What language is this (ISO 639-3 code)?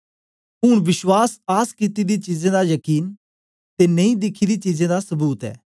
doi